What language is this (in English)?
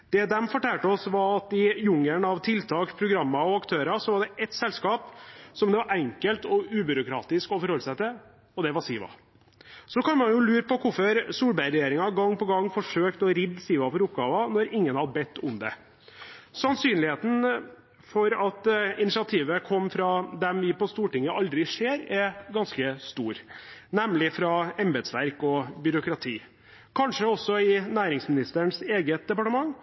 Norwegian Bokmål